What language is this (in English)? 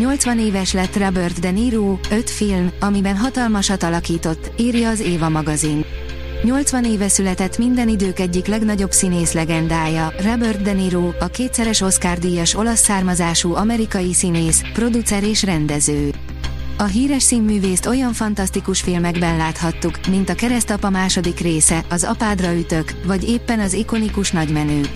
Hungarian